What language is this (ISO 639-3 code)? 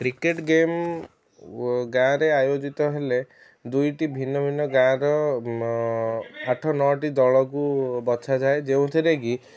ori